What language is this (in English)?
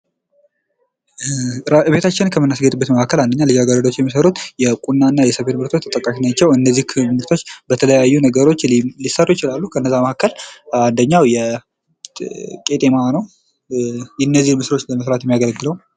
Amharic